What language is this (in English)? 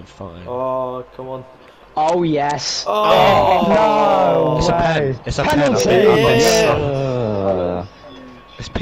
English